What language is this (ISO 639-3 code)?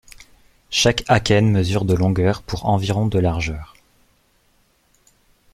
fra